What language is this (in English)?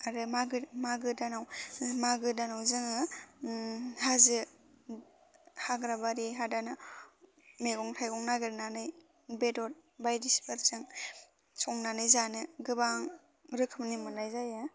Bodo